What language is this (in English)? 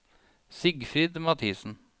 Norwegian